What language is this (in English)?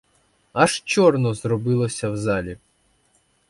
Ukrainian